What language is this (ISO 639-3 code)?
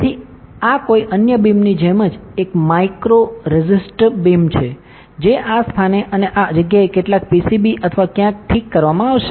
guj